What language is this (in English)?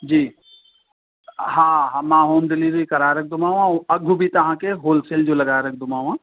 Sindhi